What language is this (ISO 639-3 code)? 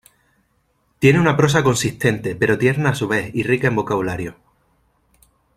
spa